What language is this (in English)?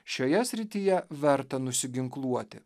Lithuanian